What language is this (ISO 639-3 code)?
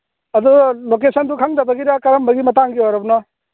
mni